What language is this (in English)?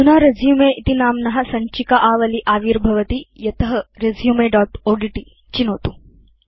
Sanskrit